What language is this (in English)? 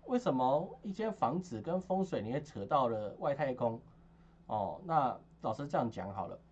Chinese